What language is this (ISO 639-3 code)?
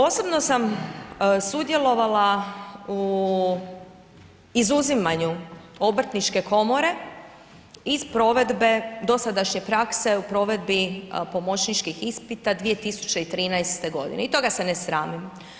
hrv